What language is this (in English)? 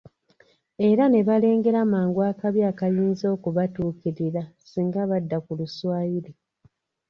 Ganda